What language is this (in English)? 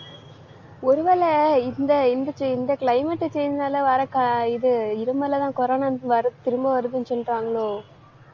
Tamil